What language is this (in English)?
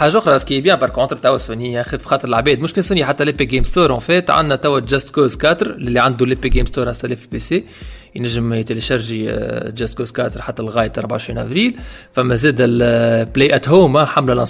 Arabic